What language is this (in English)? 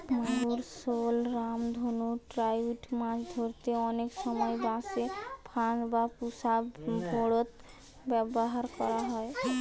Bangla